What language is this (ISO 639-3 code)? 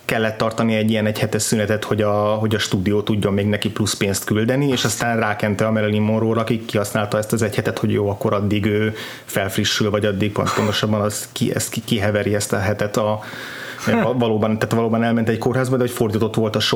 hun